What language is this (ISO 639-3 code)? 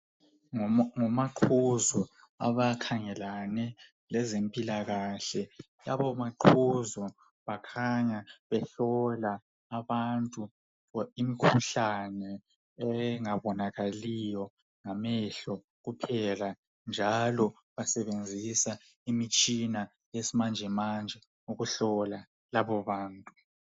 nde